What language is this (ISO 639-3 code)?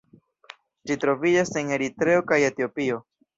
epo